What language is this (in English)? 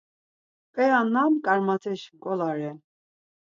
Laz